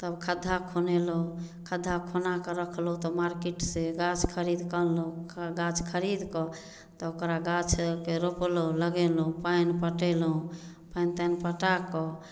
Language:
Maithili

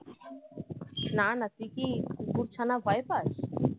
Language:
Bangla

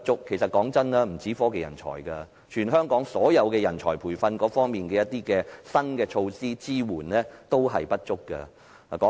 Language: Cantonese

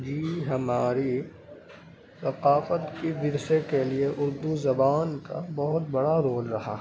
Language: Urdu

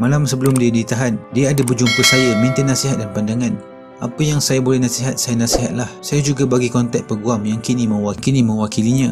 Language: Malay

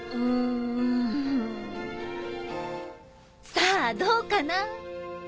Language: Japanese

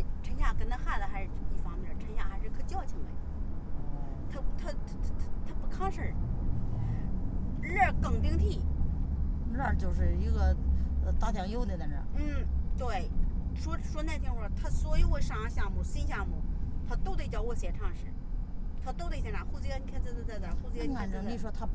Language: Chinese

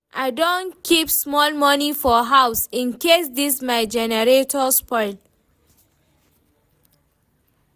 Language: Nigerian Pidgin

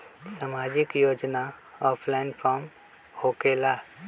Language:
Magahi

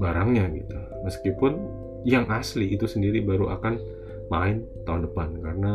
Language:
Indonesian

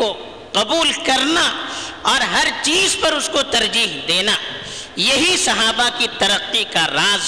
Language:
Urdu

